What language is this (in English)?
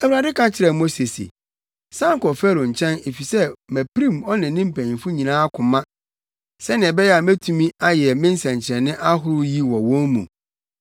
Akan